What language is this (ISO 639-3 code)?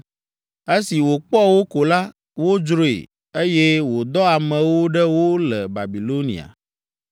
ewe